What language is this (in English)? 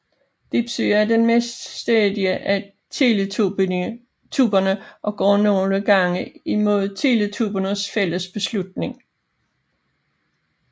Danish